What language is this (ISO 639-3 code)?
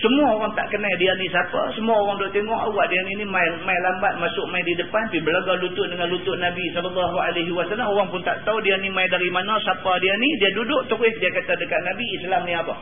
msa